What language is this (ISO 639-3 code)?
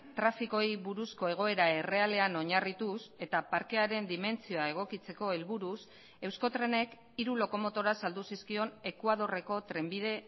eus